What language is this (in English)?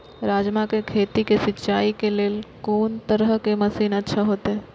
Maithili